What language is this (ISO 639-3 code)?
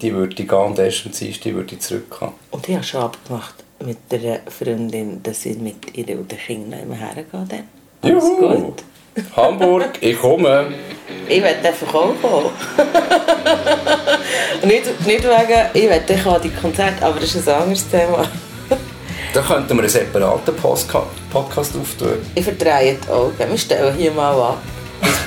deu